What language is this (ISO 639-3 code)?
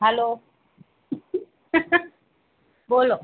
guj